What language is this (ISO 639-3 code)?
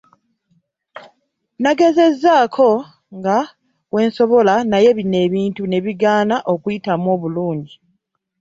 lug